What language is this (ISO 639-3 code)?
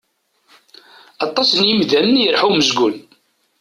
kab